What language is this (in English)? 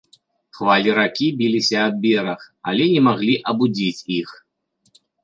Belarusian